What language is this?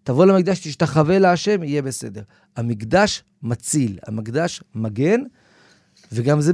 Hebrew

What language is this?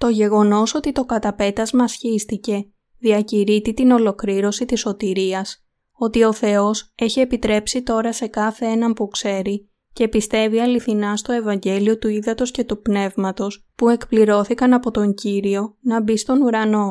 Greek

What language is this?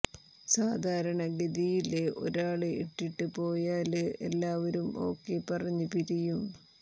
Malayalam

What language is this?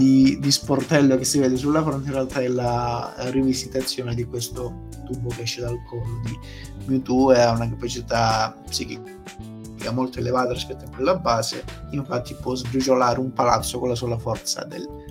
Italian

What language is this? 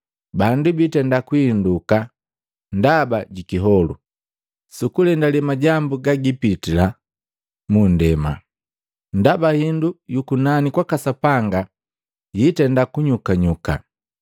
Matengo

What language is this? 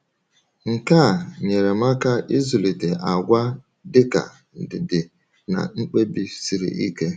Igbo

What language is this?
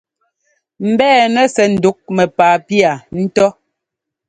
Ngomba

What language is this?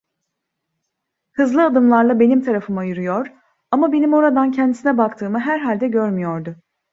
Turkish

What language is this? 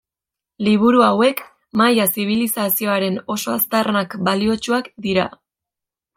Basque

